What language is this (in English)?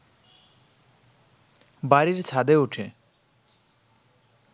Bangla